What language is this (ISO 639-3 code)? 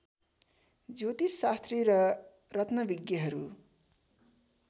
nep